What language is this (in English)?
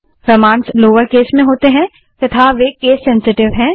Hindi